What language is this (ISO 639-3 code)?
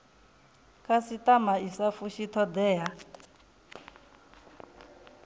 ven